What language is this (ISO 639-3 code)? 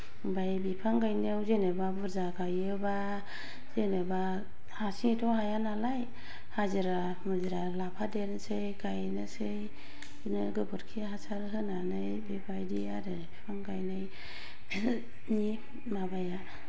brx